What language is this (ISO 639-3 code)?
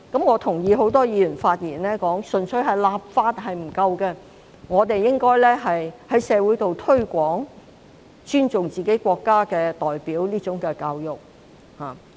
yue